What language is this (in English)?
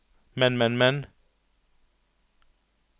Norwegian